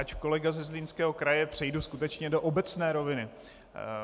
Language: Czech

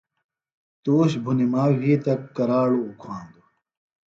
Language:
Phalura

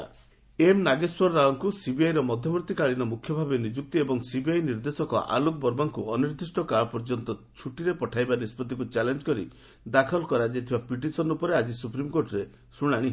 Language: Odia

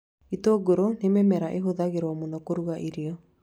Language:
Kikuyu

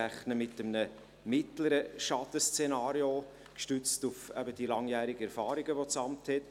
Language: Swiss German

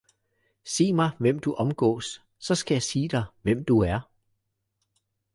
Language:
Danish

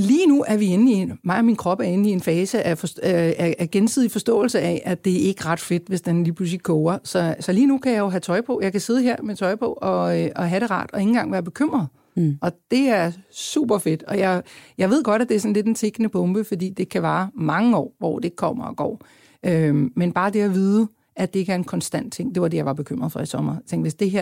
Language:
Danish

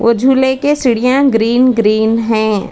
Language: Hindi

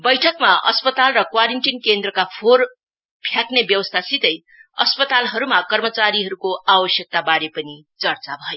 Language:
Nepali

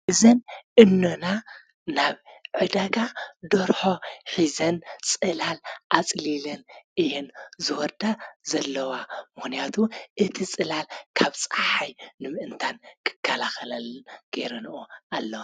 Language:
Tigrinya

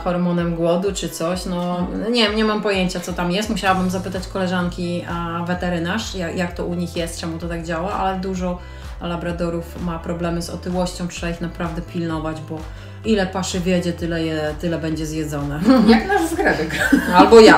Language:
Polish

